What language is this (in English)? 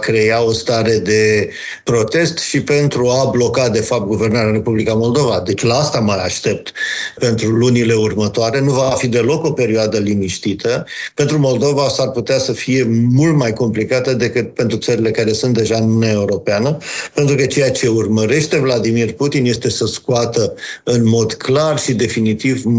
Romanian